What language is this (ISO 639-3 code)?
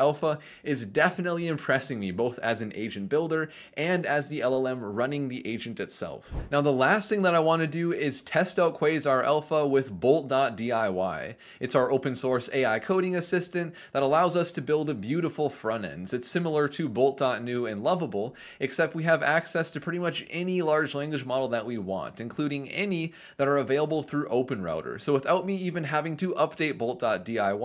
eng